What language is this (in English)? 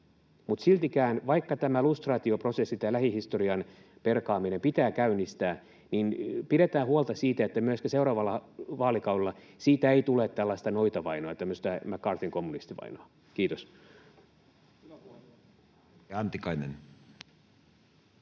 Finnish